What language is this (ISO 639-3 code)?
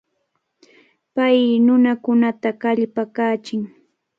qvl